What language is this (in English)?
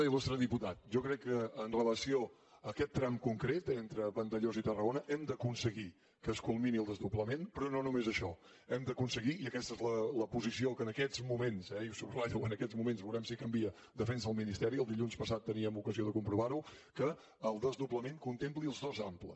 Catalan